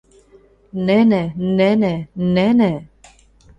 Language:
Western Mari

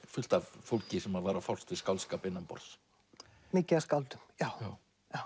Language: Icelandic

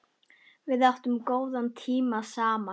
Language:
Icelandic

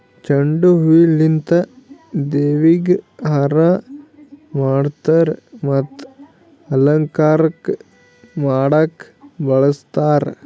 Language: Kannada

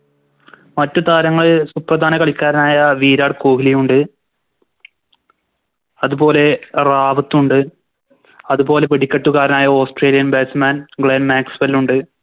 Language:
Malayalam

